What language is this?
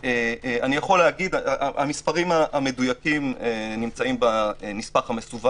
Hebrew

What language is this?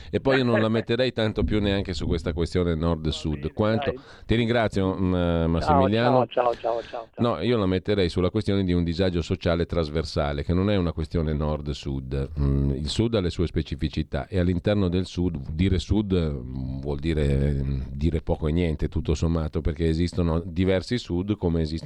Italian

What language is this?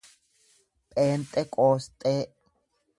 Oromo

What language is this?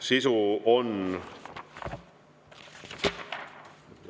Estonian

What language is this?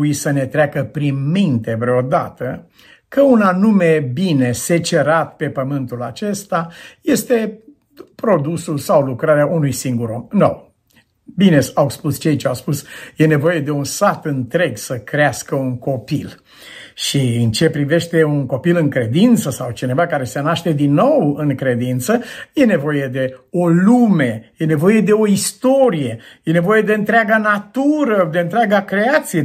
Romanian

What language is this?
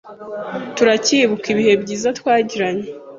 Kinyarwanda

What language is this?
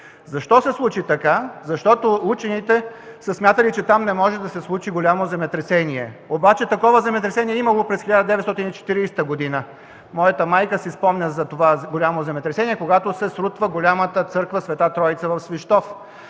Bulgarian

